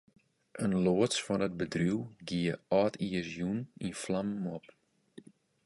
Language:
Western Frisian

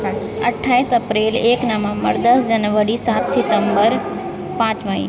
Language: Maithili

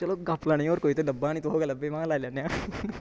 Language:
Dogri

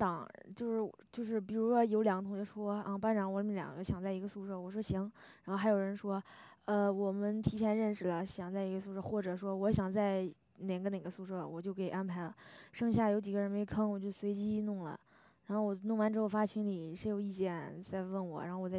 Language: Chinese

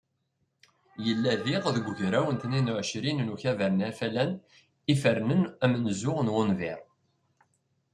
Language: Kabyle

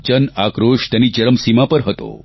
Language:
Gujarati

